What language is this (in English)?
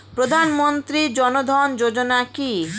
Bangla